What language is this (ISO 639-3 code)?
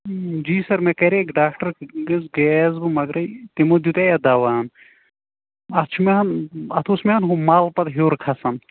kas